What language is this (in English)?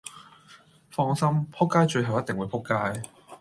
Cantonese